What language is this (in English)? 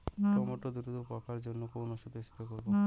Bangla